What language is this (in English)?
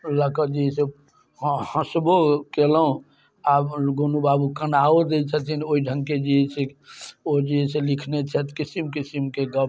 Maithili